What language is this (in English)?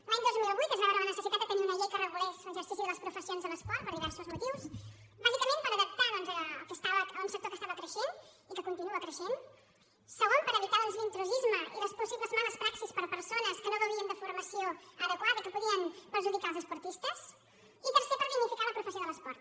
Catalan